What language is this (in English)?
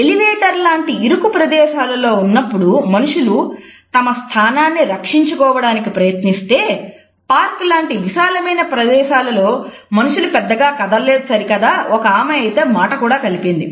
Telugu